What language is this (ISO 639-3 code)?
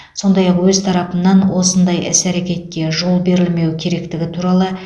kaz